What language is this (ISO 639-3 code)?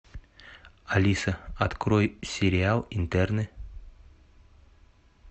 rus